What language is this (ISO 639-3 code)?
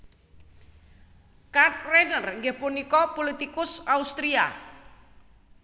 jav